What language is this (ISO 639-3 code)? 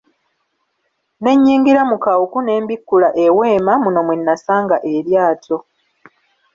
lug